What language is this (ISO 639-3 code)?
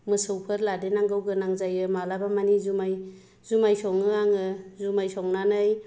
brx